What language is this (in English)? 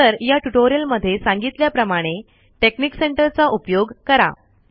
Marathi